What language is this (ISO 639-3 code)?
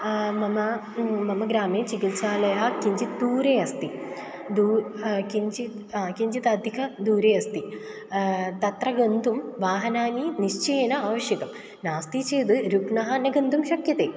san